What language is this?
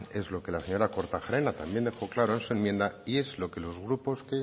Spanish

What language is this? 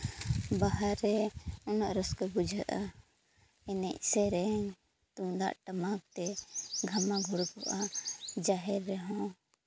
Santali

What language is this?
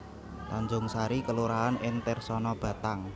Javanese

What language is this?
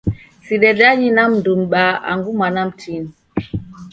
Taita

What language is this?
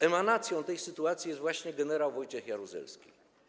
Polish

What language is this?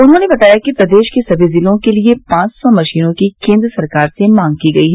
Hindi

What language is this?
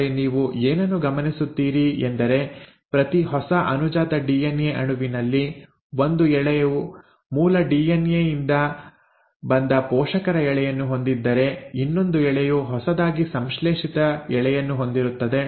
Kannada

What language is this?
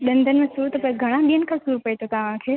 Sindhi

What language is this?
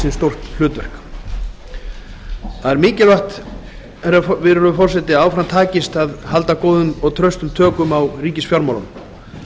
Icelandic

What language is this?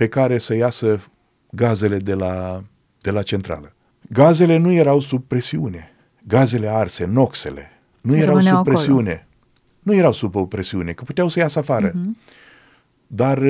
Romanian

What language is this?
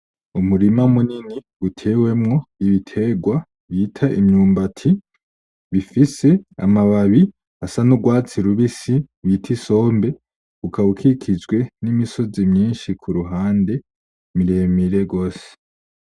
Rundi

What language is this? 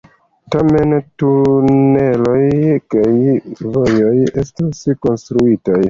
Esperanto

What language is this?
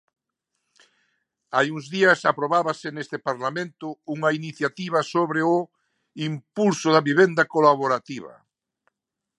Galician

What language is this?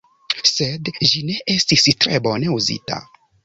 Esperanto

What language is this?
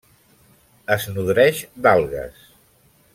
Catalan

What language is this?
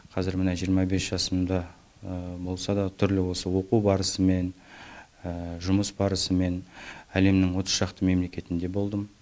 Kazakh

